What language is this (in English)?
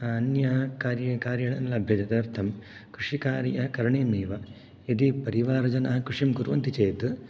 Sanskrit